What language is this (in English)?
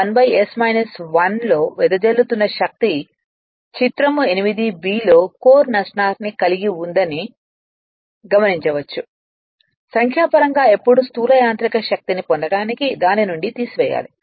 Telugu